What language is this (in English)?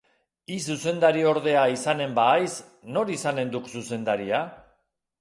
Basque